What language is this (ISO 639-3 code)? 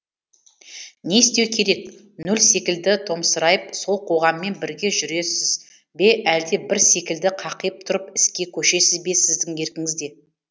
kaz